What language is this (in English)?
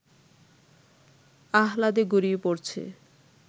Bangla